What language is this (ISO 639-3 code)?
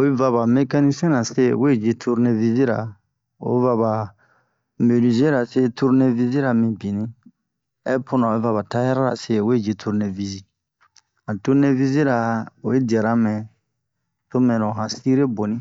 bmq